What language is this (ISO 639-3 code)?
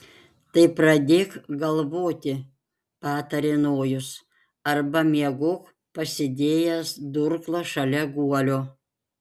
lit